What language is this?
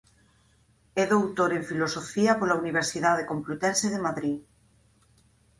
Galician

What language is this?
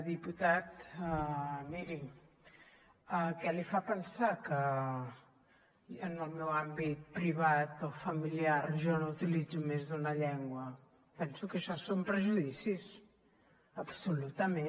Catalan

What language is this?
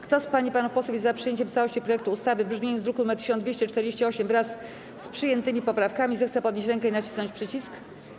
Polish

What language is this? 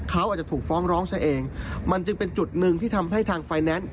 Thai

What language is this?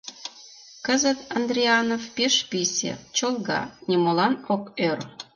Mari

